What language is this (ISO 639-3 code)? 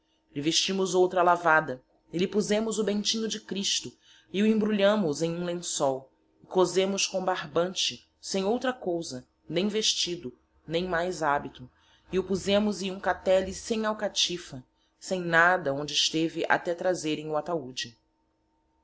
por